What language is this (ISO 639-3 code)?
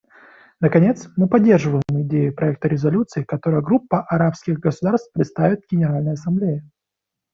rus